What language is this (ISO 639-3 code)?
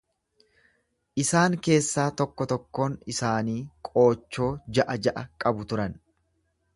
orm